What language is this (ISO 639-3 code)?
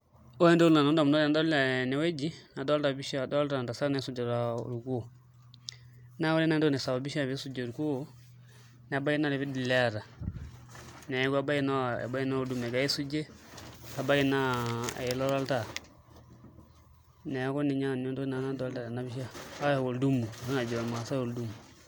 mas